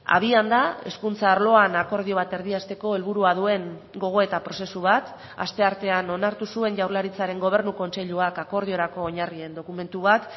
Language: Basque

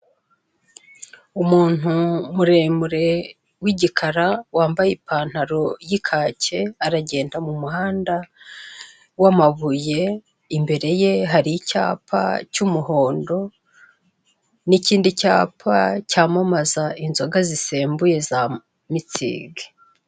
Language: Kinyarwanda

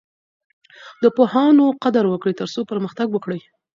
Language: Pashto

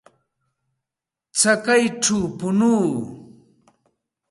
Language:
Santa Ana de Tusi Pasco Quechua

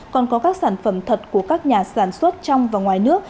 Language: Vietnamese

